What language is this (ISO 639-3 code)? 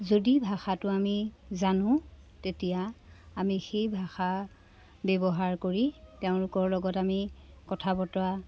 asm